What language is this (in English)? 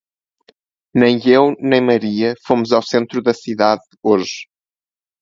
Portuguese